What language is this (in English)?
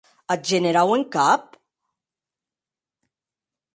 Occitan